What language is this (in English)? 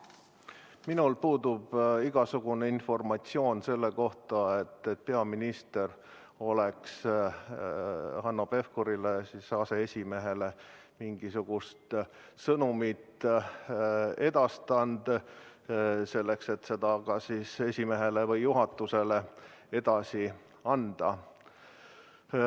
Estonian